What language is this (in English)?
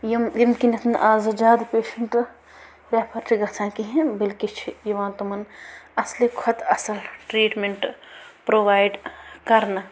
Kashmiri